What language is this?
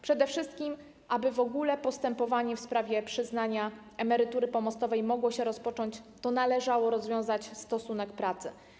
Polish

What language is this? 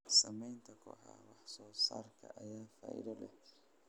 Somali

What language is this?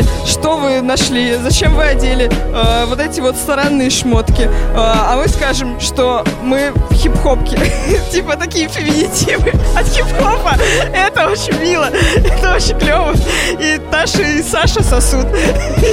Russian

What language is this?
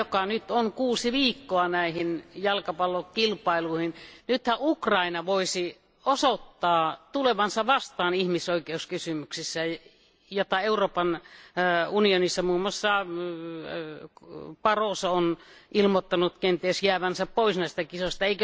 Finnish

